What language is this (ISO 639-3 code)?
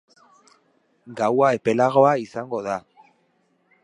eus